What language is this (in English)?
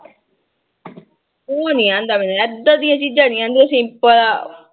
Punjabi